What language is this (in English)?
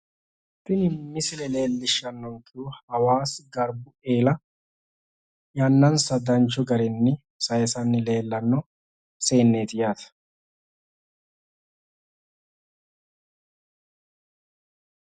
Sidamo